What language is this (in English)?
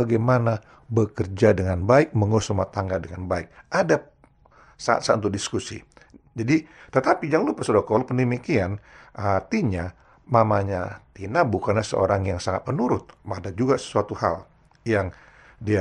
Indonesian